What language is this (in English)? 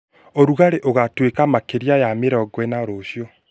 Kikuyu